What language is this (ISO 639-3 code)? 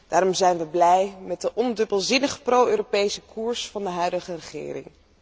nld